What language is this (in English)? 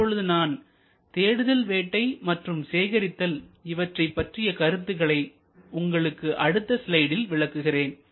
Tamil